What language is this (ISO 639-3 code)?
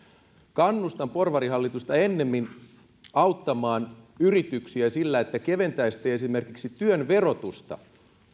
fin